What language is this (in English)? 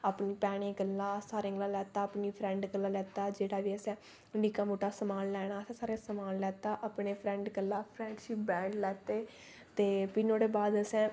Dogri